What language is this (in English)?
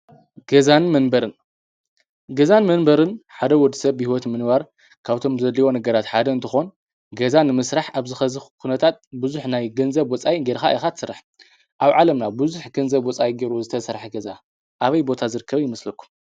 Tigrinya